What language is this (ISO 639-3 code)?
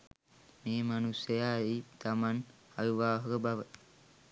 sin